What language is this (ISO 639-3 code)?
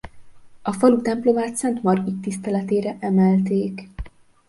hun